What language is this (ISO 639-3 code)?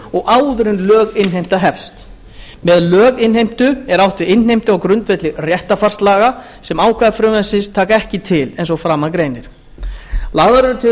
isl